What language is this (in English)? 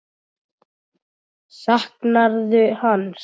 Icelandic